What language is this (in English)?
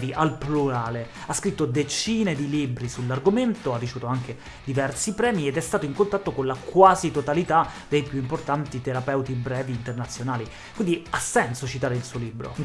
Italian